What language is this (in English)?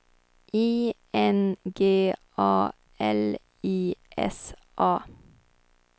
Swedish